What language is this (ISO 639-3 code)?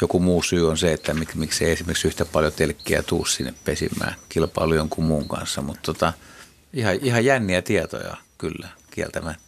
fin